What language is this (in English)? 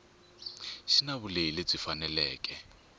Tsonga